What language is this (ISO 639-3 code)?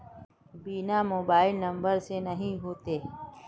mag